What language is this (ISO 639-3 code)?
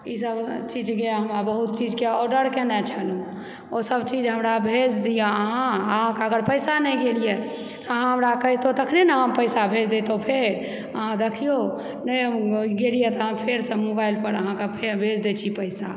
mai